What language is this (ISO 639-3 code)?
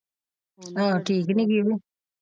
pan